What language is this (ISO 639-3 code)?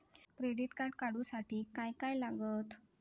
mar